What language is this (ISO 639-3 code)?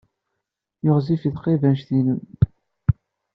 kab